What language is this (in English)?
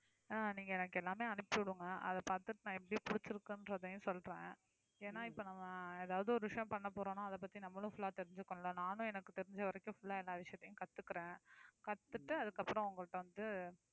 Tamil